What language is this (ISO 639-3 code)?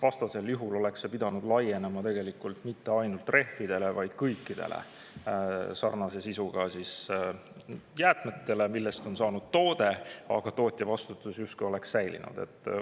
est